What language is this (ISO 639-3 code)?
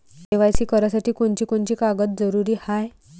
mar